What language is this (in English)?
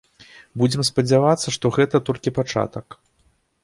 Belarusian